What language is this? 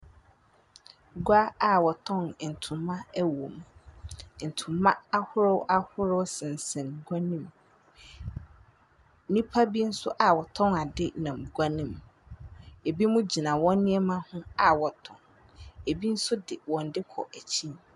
Akan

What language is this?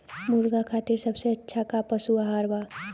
Bhojpuri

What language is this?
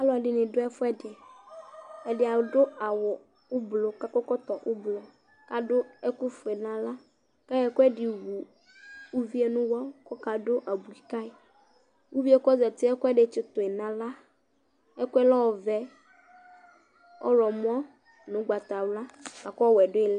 Ikposo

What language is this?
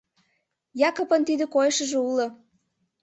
Mari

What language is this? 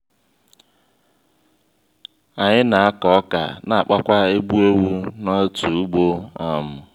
Igbo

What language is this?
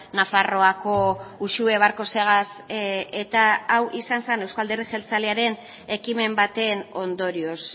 Basque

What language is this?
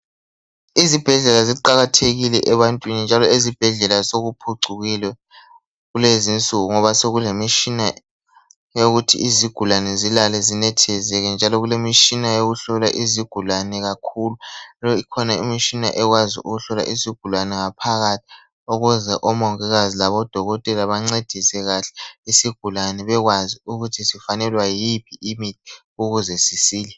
North Ndebele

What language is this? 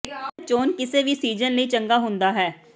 Punjabi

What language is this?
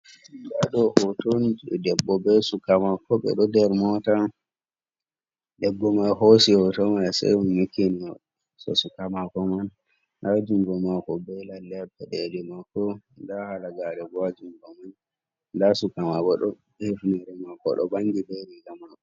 Fula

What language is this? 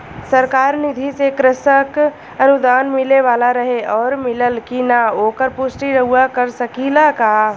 Bhojpuri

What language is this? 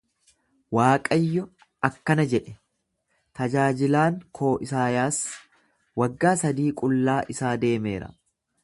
Oromo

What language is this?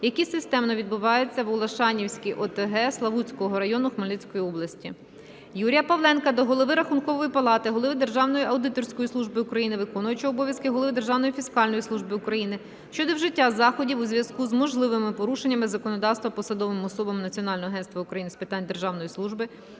Ukrainian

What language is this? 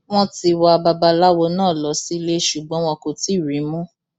Yoruba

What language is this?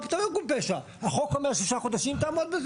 Hebrew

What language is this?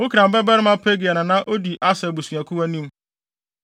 Akan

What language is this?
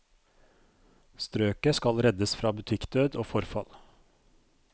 Norwegian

